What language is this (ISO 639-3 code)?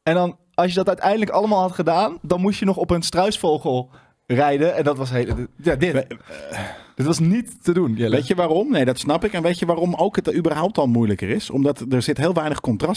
nld